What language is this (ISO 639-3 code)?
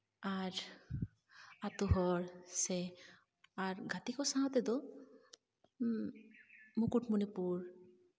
sat